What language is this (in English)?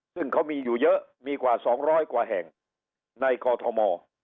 Thai